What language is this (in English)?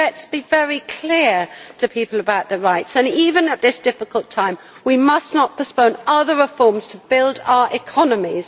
English